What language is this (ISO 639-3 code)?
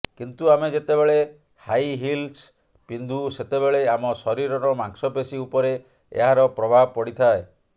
ori